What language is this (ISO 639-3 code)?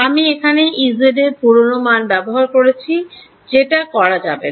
ben